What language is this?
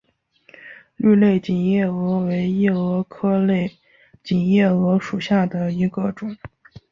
Chinese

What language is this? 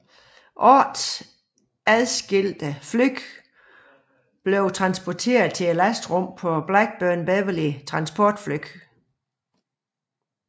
Danish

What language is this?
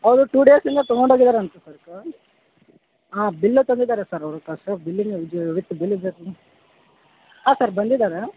Kannada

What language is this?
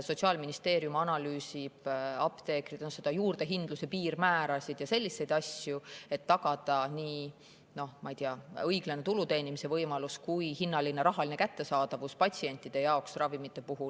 Estonian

